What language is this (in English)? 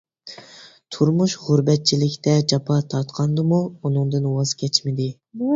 Uyghur